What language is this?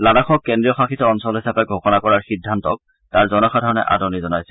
Assamese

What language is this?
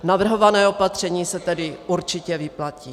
Czech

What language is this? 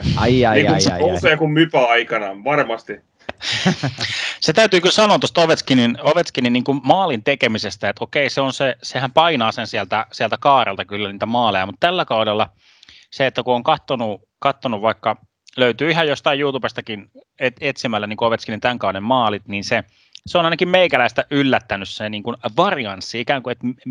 Finnish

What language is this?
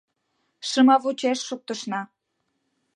Mari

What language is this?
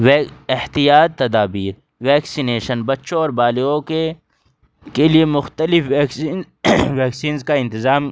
Urdu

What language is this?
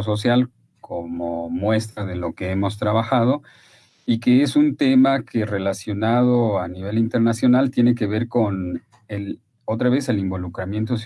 Spanish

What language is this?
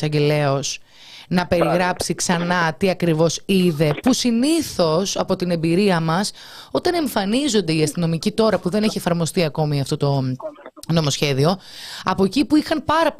Greek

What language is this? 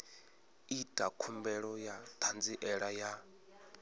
Venda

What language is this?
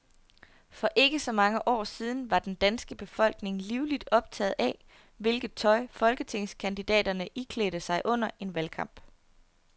Danish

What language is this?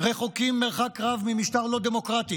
Hebrew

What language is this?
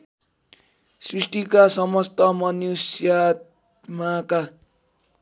Nepali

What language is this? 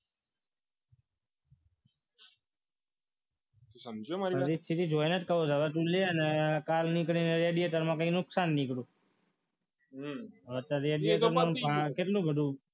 Gujarati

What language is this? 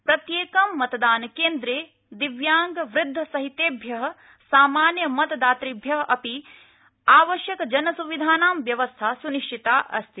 Sanskrit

